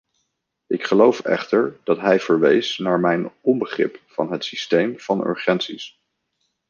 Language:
Dutch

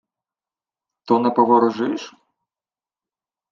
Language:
Ukrainian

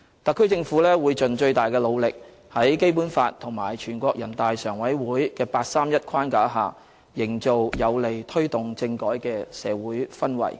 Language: Cantonese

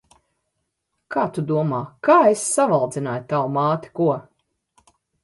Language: Latvian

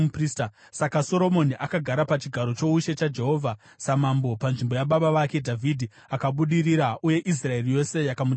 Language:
Shona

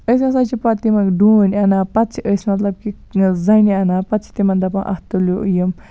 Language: Kashmiri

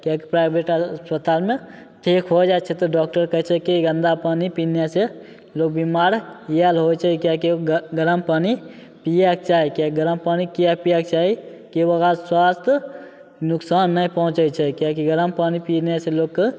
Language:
Maithili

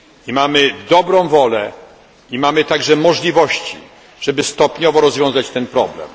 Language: Polish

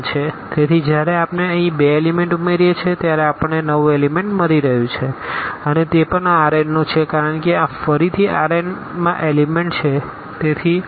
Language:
Gujarati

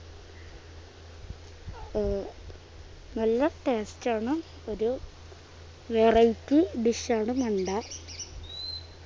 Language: Malayalam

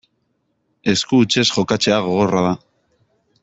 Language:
Basque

